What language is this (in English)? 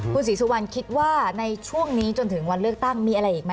Thai